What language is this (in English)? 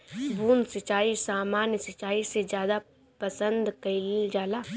Bhojpuri